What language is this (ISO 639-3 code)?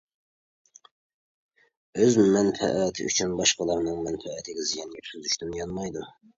uig